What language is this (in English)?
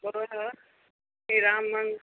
Maithili